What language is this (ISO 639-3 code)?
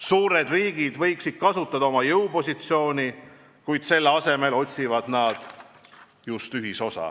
est